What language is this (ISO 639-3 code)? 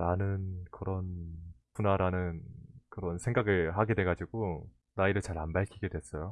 kor